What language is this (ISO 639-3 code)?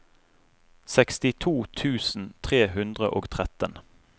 nor